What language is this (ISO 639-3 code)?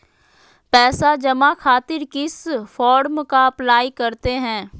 mag